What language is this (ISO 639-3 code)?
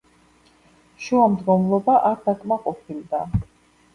kat